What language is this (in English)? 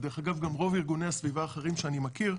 Hebrew